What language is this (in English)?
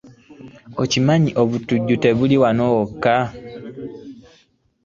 Ganda